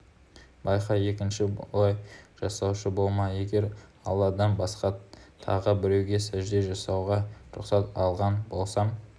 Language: Kazakh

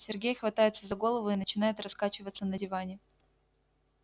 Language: Russian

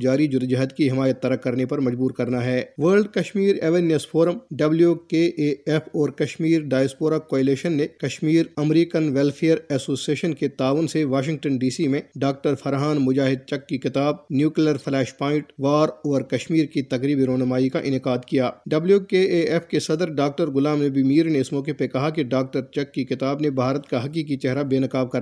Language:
Urdu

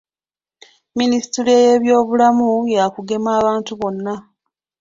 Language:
Ganda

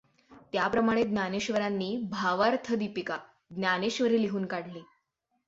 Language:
Marathi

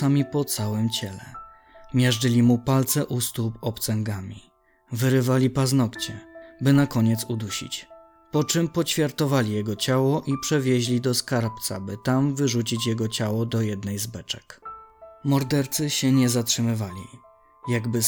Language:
Polish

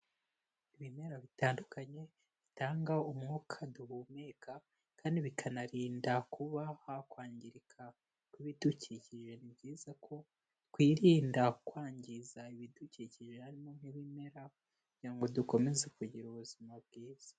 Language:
Kinyarwanda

